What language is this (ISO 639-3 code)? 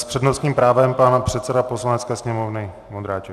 ces